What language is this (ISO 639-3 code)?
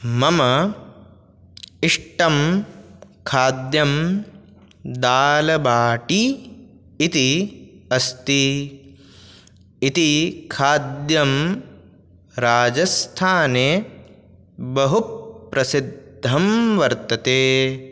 san